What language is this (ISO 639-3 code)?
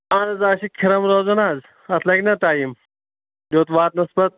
kas